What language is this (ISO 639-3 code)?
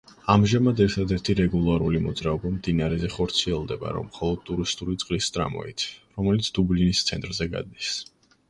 kat